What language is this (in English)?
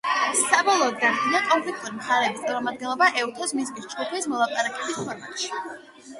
Georgian